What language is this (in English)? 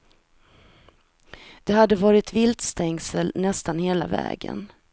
Swedish